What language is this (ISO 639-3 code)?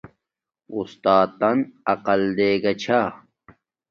dmk